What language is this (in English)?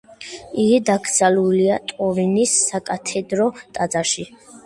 Georgian